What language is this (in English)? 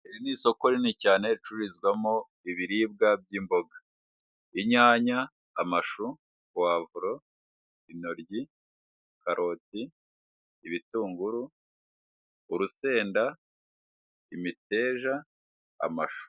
Kinyarwanda